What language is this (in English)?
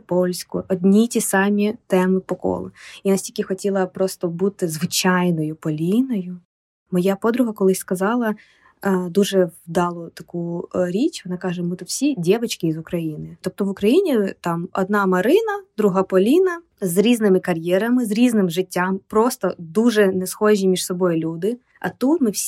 Ukrainian